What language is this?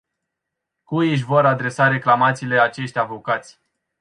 Romanian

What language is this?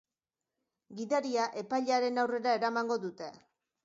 Basque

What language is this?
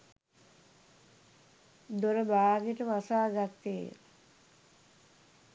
Sinhala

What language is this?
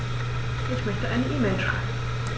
German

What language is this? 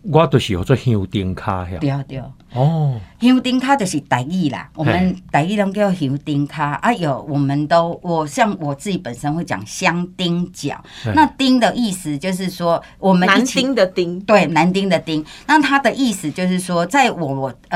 Chinese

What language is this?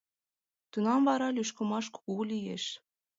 Mari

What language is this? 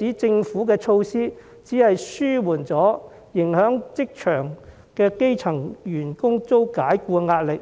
Cantonese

